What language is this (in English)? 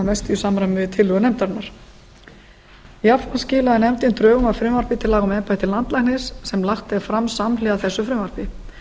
Icelandic